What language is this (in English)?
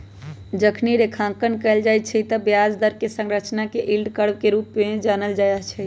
Magahi